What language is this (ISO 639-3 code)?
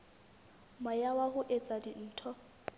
sot